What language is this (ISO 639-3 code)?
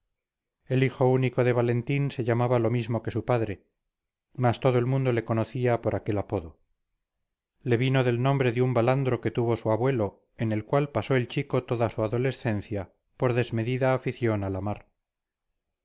spa